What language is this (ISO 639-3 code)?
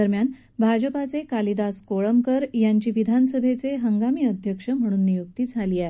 mar